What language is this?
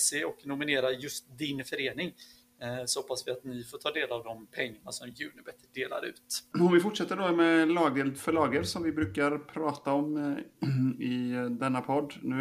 Swedish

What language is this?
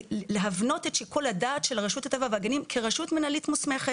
Hebrew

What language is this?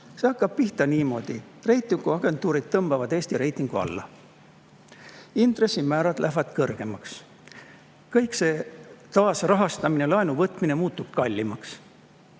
Estonian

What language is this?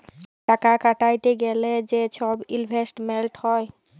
Bangla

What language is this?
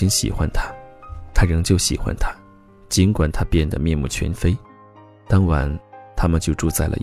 Chinese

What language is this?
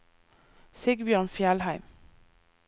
Norwegian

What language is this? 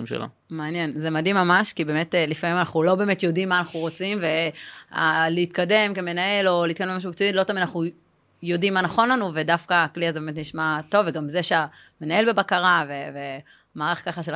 Hebrew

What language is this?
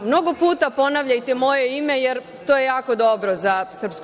Serbian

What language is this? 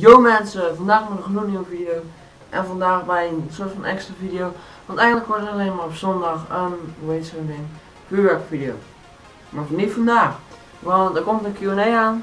Dutch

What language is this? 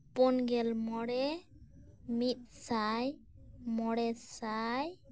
Santali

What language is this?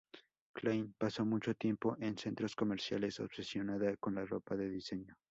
Spanish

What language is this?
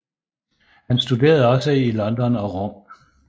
Danish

